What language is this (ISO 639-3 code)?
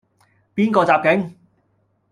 yue